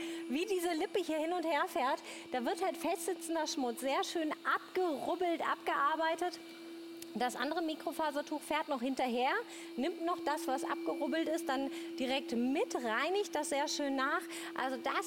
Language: German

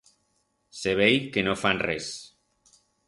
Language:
Aragonese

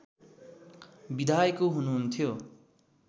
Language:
Nepali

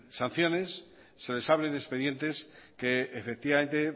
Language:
Spanish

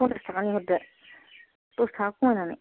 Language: Bodo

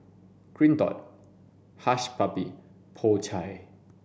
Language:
English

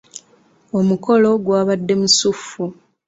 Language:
Ganda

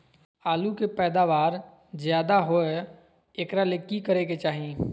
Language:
Magahi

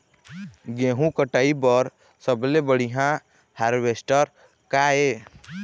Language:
Chhattisgarhi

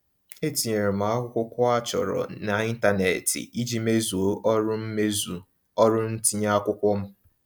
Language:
Igbo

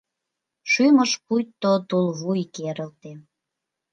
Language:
Mari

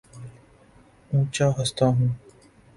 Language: Urdu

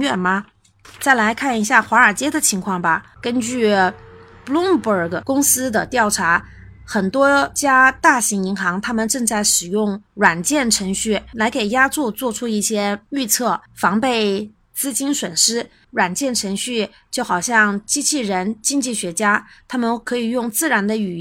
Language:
Chinese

